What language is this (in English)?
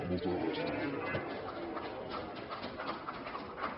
Catalan